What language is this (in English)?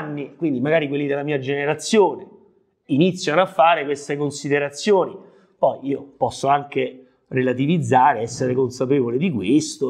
Italian